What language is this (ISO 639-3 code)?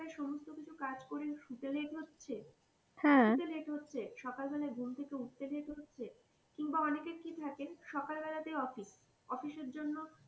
ben